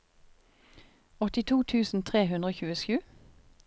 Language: Norwegian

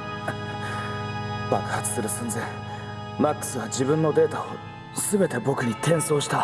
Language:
Japanese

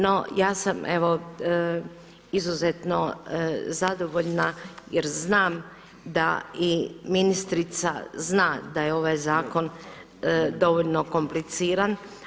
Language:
Croatian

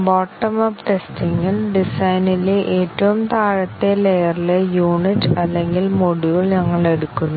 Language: Malayalam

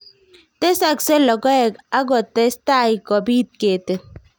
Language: Kalenjin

